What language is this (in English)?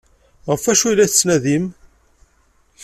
Kabyle